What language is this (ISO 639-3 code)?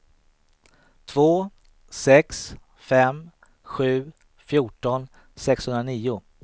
swe